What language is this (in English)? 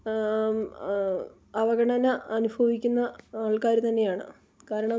Malayalam